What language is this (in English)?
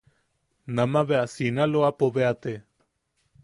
Yaqui